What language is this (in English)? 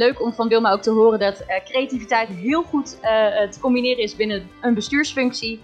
Dutch